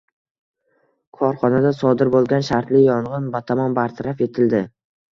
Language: Uzbek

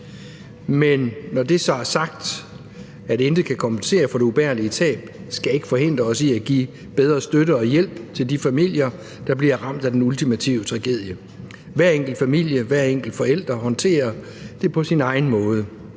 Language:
Danish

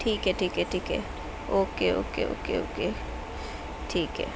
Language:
Urdu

